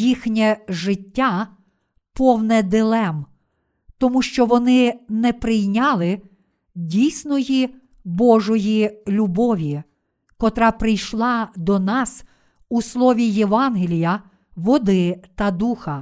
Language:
Ukrainian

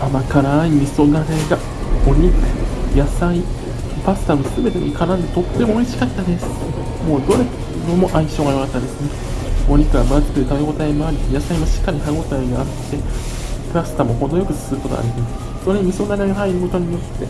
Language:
Japanese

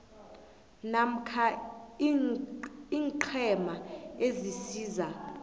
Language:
South Ndebele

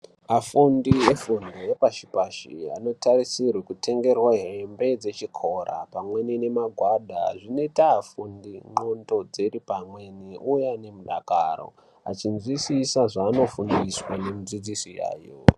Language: Ndau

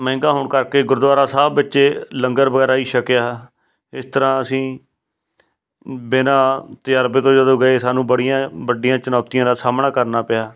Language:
Punjabi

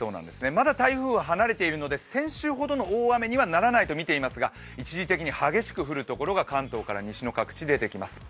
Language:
Japanese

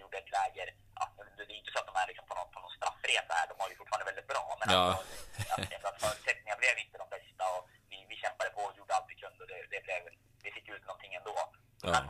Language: Swedish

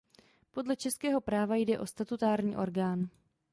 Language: Czech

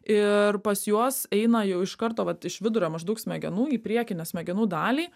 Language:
Lithuanian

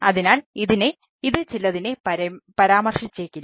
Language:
Malayalam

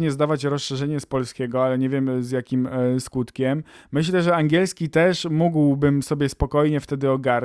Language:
Polish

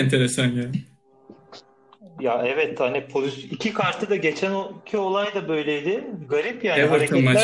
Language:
Turkish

